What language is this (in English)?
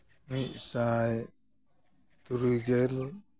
Santali